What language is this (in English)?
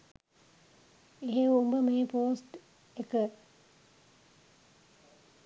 Sinhala